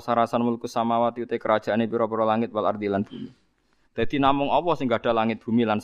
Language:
Indonesian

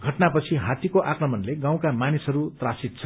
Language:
Nepali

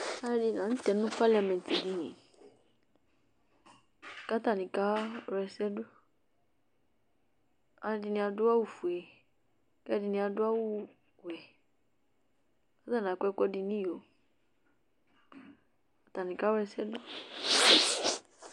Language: Ikposo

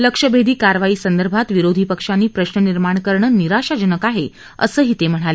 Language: Marathi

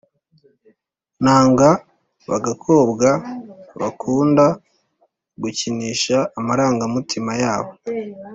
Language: Kinyarwanda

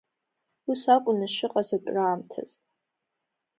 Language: Abkhazian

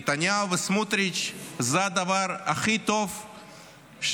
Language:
Hebrew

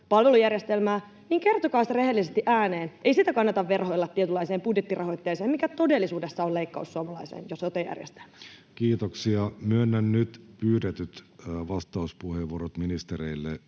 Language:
Finnish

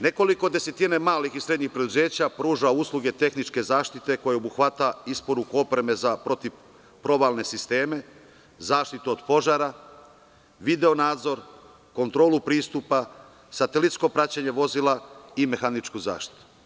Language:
Serbian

